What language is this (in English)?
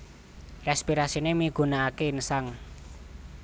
Javanese